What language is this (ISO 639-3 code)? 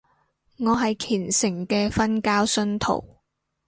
yue